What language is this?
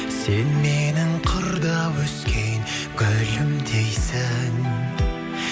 Kazakh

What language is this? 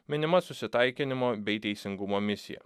Lithuanian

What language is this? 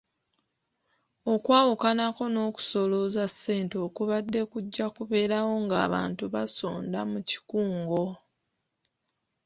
Ganda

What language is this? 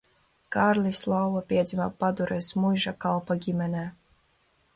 Latvian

